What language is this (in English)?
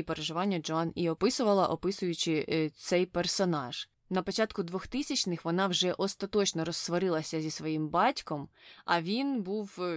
Ukrainian